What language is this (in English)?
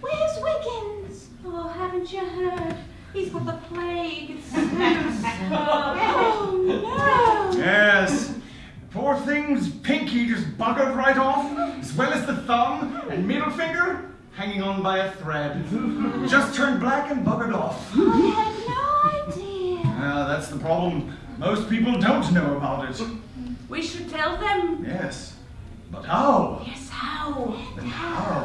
English